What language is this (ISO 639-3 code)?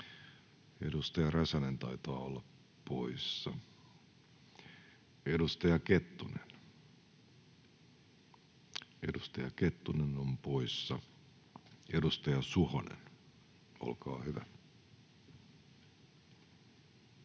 fin